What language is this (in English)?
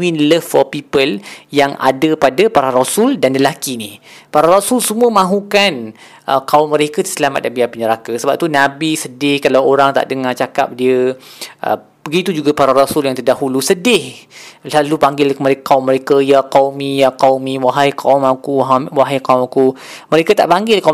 Malay